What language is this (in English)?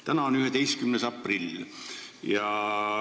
Estonian